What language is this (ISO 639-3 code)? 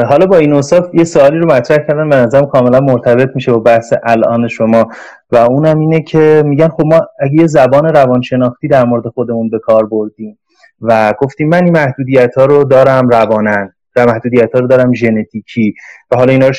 fas